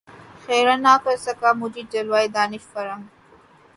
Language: Urdu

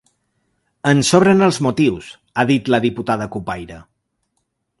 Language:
Catalan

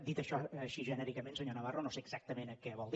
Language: Catalan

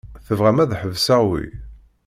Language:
Kabyle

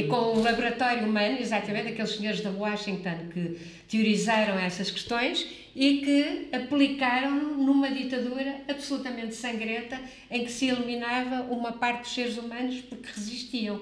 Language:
Portuguese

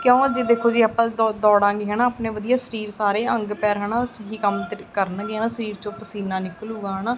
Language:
Punjabi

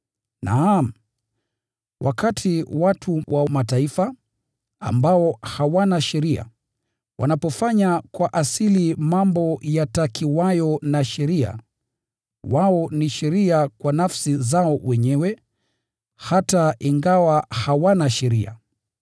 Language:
Swahili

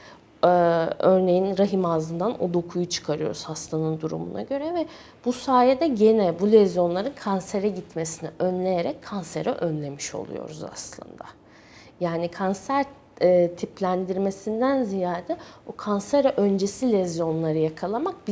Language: Turkish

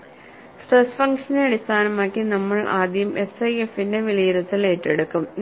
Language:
Malayalam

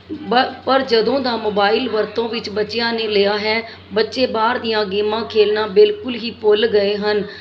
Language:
Punjabi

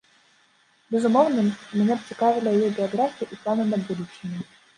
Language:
Belarusian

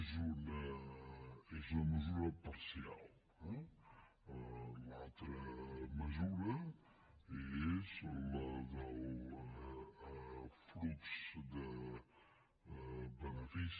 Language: Catalan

